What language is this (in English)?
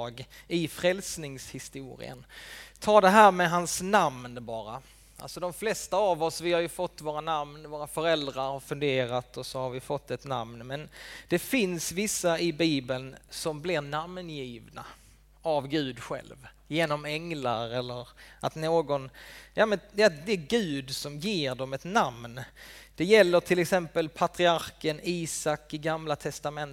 Swedish